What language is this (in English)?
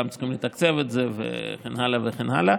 Hebrew